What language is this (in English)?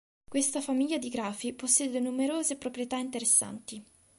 Italian